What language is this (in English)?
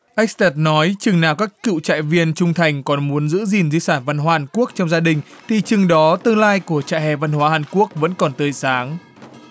Vietnamese